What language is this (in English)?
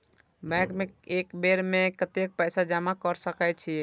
Maithili